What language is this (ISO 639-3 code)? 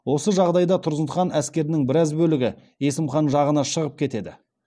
kaz